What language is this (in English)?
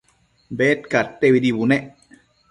Matsés